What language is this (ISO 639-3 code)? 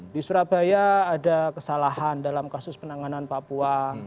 ind